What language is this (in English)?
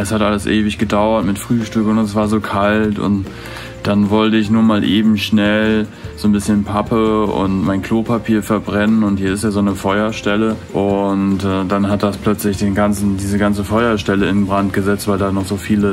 German